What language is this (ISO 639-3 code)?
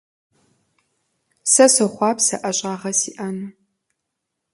kbd